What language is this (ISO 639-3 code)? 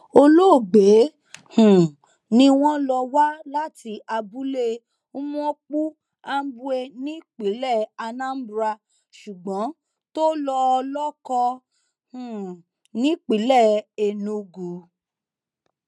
yor